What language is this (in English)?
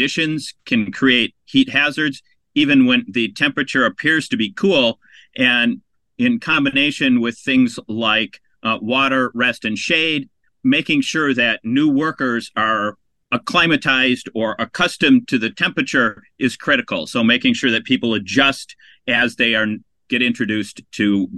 English